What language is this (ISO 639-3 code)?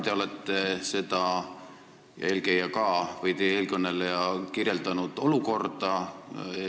est